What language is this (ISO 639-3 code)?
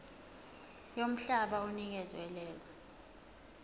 zul